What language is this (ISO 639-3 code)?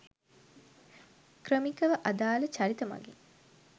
sin